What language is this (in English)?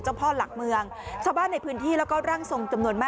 Thai